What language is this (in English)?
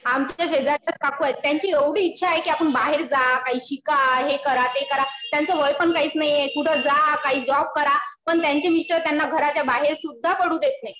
Marathi